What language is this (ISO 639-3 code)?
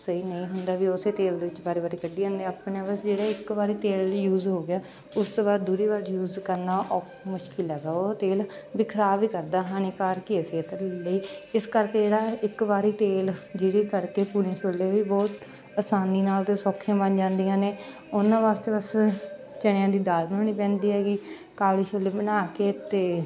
pan